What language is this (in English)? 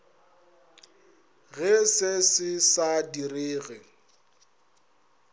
Northern Sotho